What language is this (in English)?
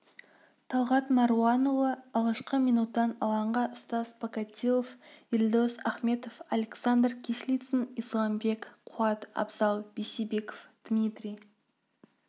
Kazakh